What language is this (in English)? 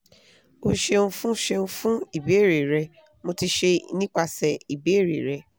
Yoruba